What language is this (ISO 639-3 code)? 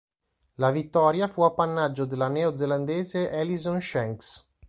ita